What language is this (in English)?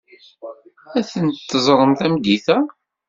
Kabyle